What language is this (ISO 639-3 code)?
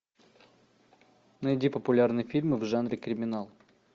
rus